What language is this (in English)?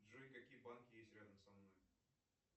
Russian